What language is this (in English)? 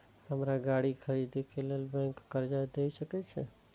Maithili